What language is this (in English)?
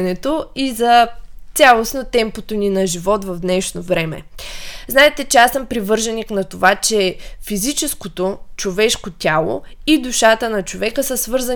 Bulgarian